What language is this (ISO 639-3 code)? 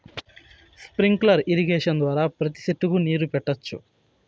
tel